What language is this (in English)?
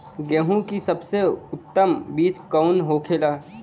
Bhojpuri